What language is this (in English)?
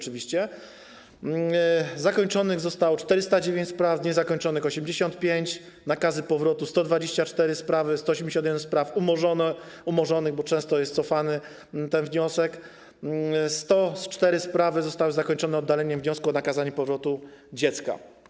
Polish